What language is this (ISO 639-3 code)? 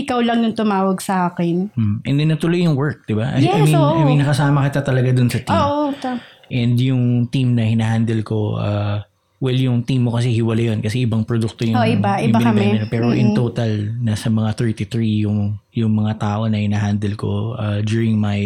fil